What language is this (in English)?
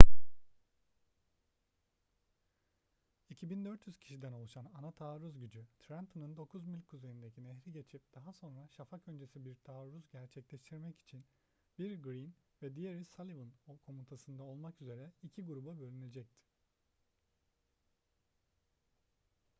Turkish